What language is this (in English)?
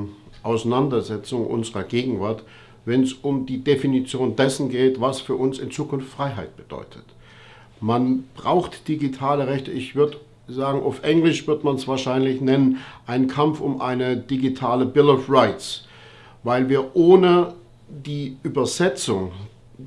German